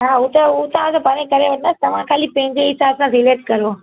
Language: Sindhi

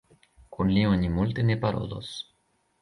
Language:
Esperanto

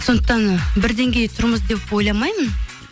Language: Kazakh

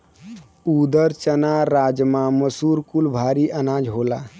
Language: Bhojpuri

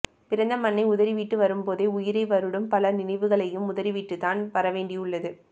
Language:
Tamil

